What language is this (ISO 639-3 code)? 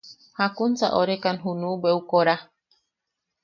yaq